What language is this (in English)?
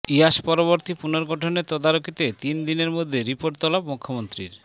Bangla